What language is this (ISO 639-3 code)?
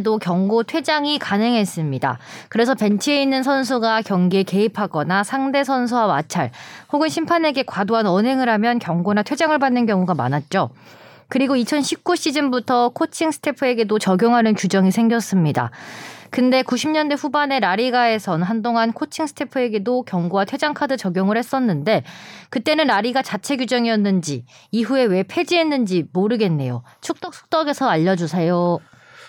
kor